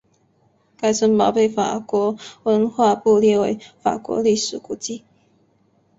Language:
Chinese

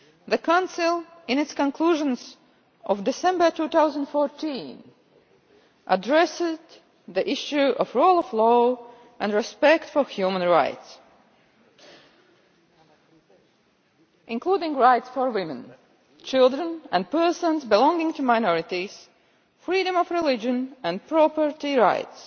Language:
English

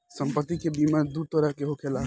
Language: Bhojpuri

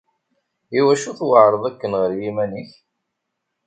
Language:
Kabyle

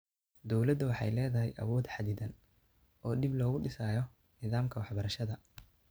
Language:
Somali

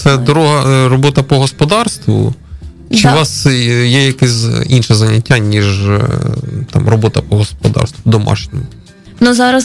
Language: Ukrainian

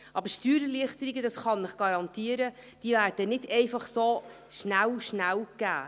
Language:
Swiss German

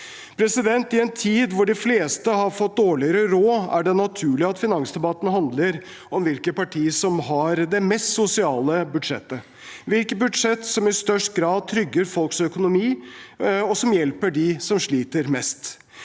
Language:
Norwegian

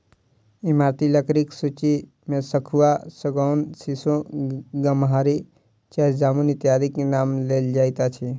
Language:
Maithili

